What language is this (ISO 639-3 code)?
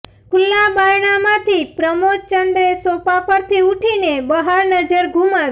guj